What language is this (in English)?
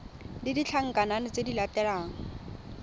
Tswana